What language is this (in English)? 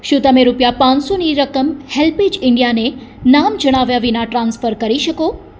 Gujarati